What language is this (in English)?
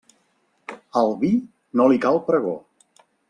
Catalan